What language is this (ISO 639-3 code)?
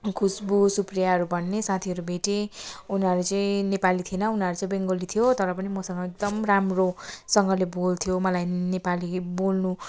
nep